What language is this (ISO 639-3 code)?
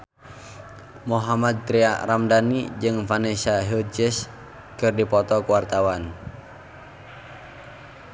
sun